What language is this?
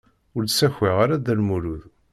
Kabyle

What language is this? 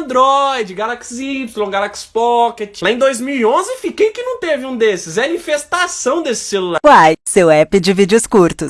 Portuguese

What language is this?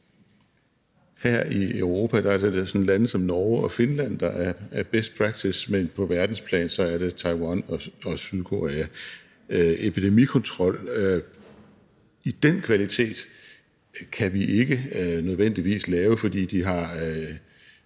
Danish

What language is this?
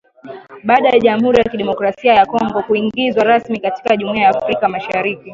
Swahili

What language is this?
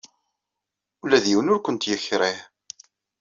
Kabyle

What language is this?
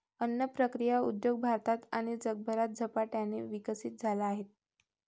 Marathi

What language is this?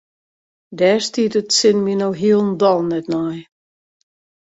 Western Frisian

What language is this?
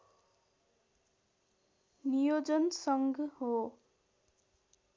Nepali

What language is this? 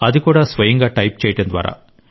Telugu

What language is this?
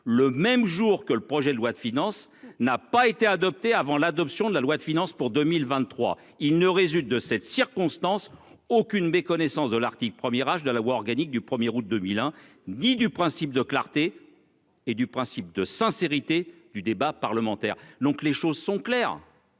French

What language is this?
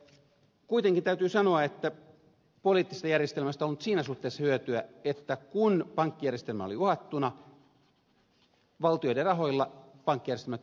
Finnish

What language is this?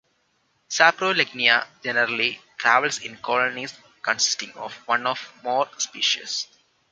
English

